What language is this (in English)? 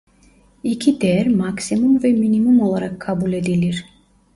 Turkish